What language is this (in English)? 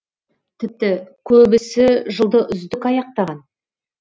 Kazakh